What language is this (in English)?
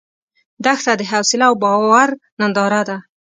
Pashto